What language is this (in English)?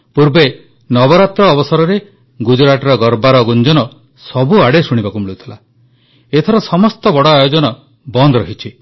Odia